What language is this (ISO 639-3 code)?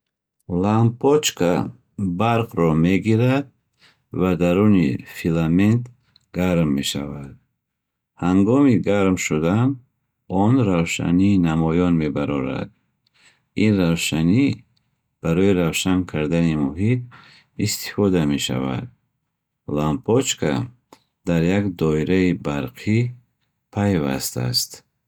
bhh